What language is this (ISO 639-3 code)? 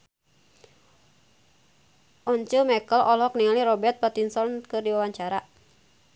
sun